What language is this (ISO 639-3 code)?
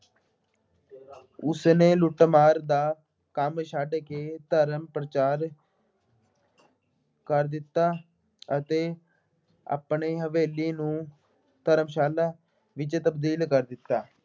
pan